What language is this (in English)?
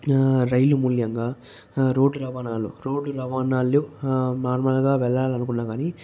Telugu